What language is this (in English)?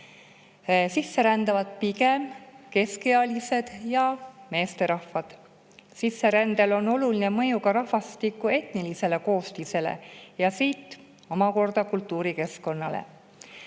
Estonian